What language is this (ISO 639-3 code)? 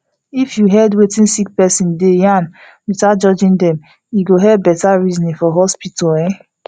pcm